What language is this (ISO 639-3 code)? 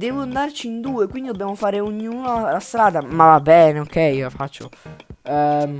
ita